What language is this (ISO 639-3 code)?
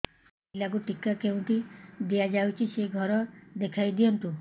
ori